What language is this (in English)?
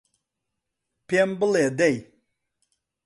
Central Kurdish